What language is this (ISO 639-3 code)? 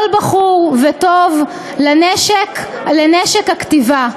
heb